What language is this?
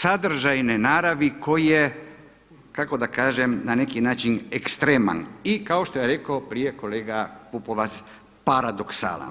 Croatian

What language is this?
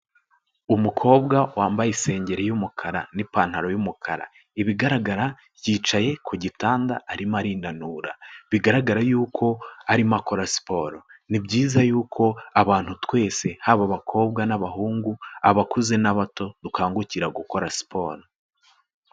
Kinyarwanda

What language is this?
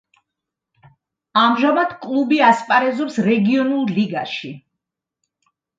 Georgian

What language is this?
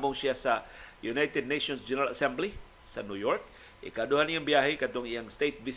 Filipino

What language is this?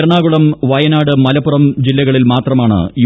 Malayalam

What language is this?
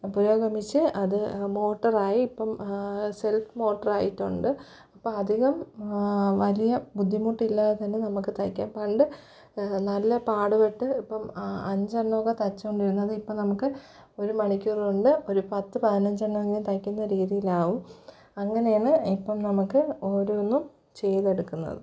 Malayalam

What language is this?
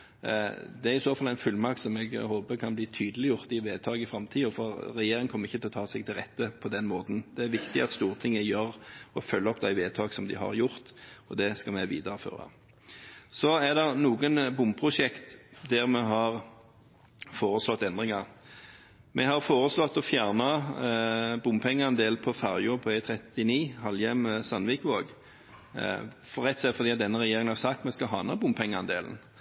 Norwegian Bokmål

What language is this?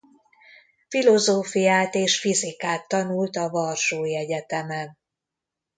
Hungarian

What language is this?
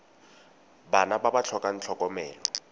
Tswana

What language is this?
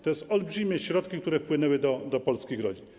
Polish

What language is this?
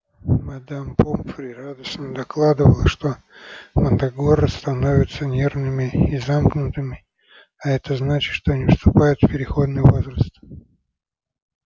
Russian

